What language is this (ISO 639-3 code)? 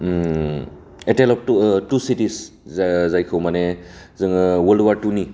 brx